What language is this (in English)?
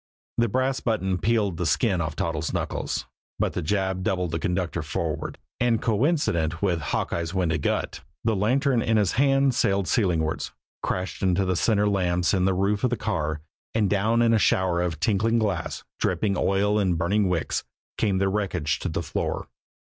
English